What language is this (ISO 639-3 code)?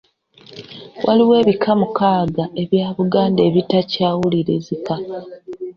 lug